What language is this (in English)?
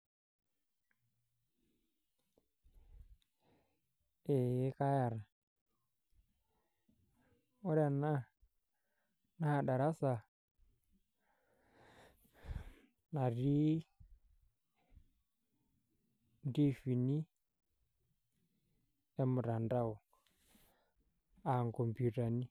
Masai